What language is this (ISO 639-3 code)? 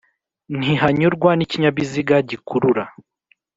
kin